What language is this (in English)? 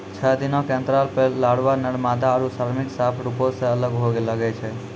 Maithili